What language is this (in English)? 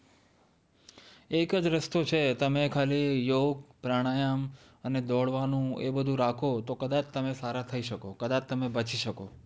Gujarati